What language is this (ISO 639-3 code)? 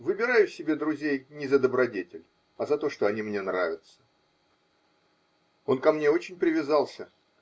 rus